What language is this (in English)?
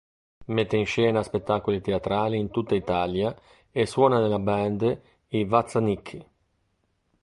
Italian